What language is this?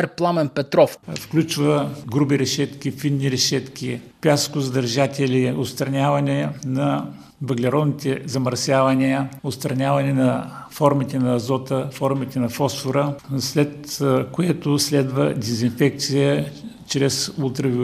Bulgarian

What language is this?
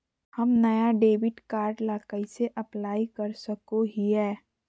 Magahi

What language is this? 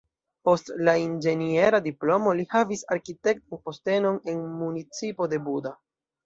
Esperanto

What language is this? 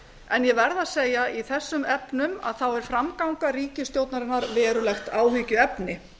Icelandic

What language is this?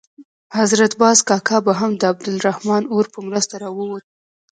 Pashto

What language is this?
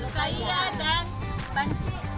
Indonesian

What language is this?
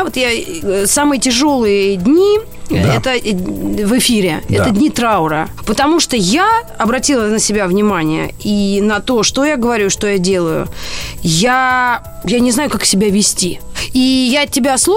Russian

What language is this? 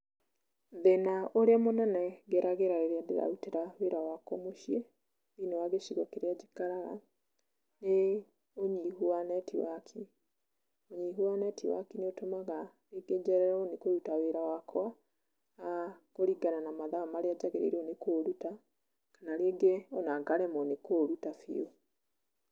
Kikuyu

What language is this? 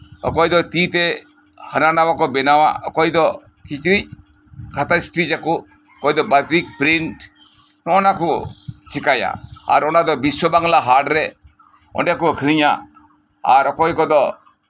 Santali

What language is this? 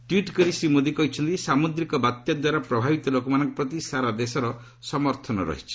Odia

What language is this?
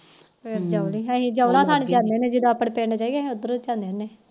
Punjabi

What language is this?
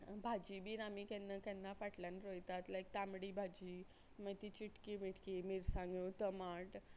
Konkani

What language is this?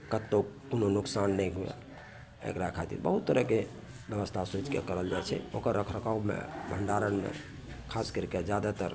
Maithili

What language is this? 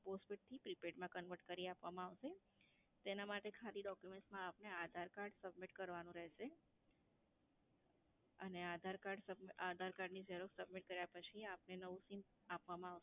Gujarati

